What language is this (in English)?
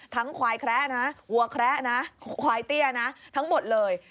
Thai